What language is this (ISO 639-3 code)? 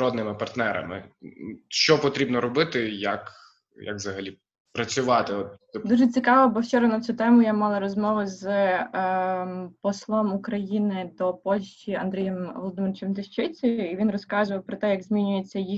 ukr